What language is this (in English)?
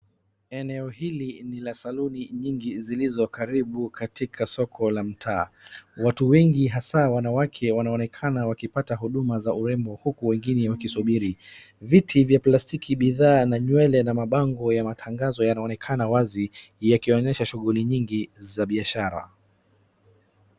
Swahili